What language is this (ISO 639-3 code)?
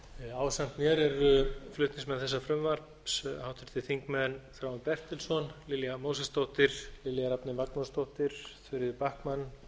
isl